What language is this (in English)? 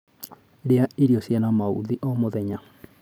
Kikuyu